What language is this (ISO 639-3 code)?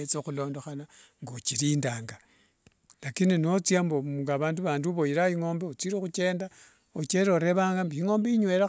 lwg